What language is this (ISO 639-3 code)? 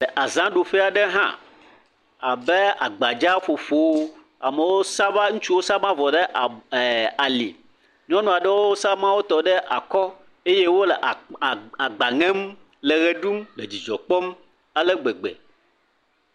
ewe